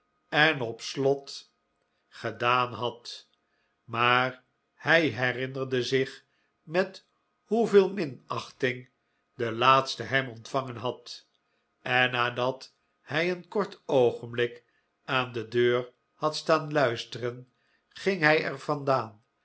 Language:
Dutch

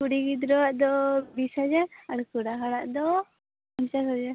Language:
Santali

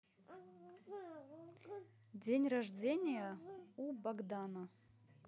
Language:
Russian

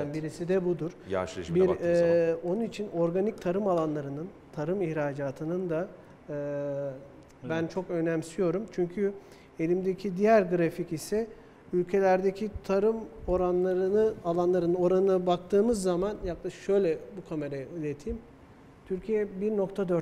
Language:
Turkish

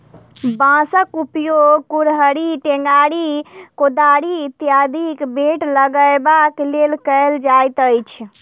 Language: Maithili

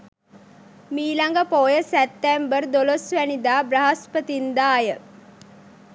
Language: Sinhala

